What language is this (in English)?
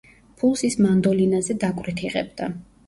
Georgian